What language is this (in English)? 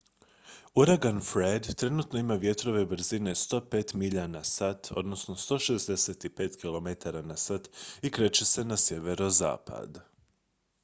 Croatian